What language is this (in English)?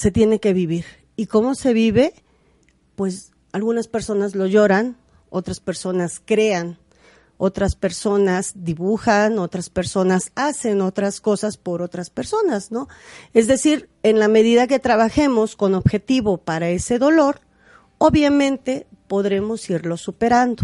Spanish